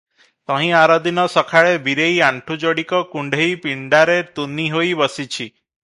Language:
Odia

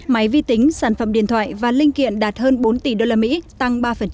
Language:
Vietnamese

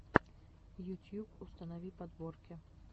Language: Russian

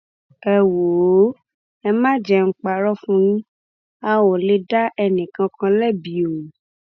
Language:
Yoruba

